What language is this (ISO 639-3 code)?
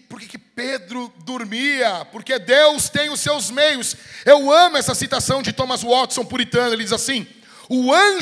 por